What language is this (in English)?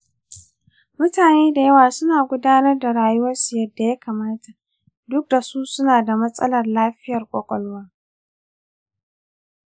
Hausa